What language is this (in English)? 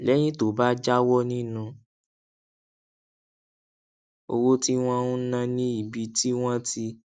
Yoruba